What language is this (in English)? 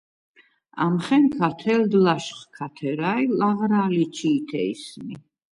Svan